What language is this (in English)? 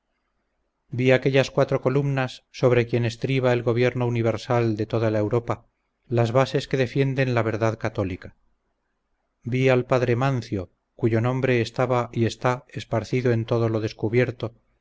Spanish